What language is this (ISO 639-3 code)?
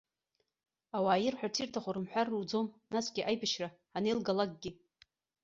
abk